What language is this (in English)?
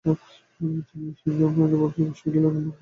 Bangla